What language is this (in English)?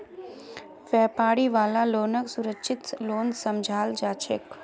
Magahi